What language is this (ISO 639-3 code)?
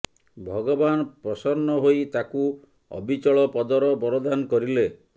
ori